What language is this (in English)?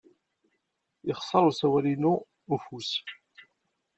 Kabyle